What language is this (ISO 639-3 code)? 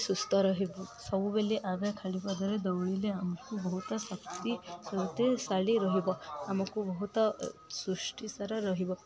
ori